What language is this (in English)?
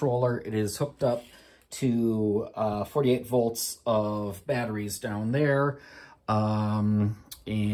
English